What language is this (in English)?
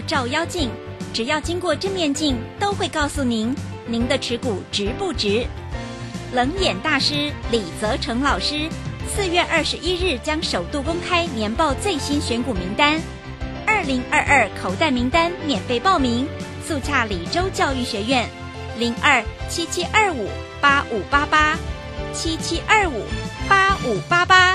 Chinese